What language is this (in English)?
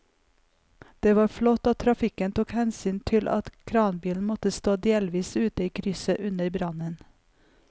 Norwegian